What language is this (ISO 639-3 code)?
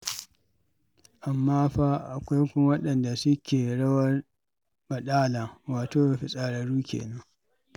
hau